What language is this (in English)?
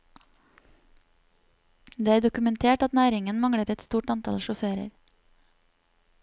Norwegian